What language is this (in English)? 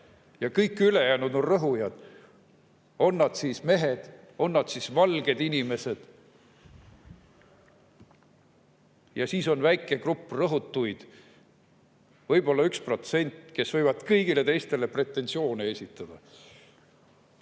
Estonian